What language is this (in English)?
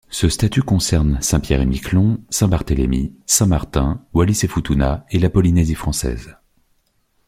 French